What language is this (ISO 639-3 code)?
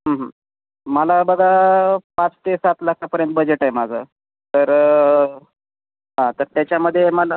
mar